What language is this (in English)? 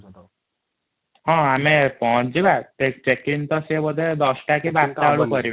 Odia